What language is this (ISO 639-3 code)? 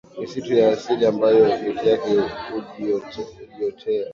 swa